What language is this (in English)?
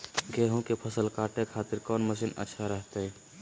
Magahi